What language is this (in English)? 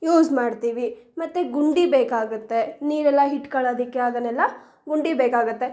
Kannada